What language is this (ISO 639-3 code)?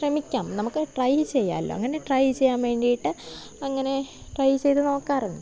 mal